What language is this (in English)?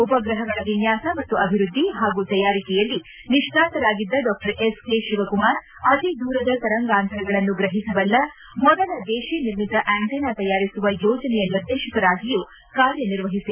Kannada